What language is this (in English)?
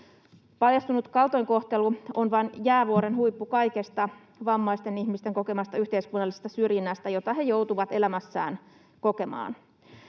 Finnish